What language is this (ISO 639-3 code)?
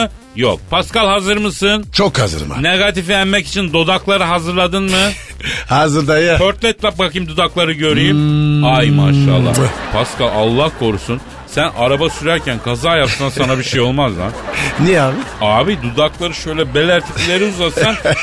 tur